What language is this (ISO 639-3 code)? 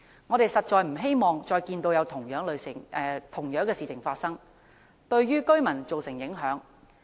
yue